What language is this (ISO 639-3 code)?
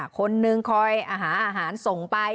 tha